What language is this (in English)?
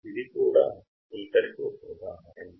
Telugu